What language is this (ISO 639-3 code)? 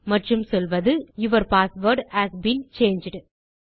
tam